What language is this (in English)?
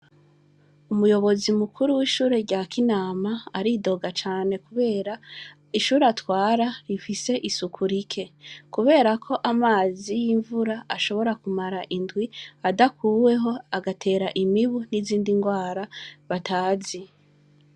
Rundi